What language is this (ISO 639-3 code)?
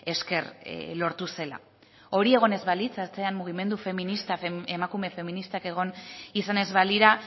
eus